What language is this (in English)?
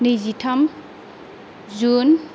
Bodo